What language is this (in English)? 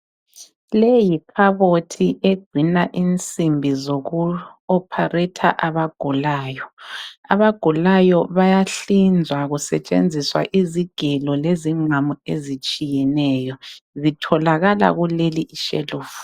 North Ndebele